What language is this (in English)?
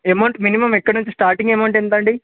Telugu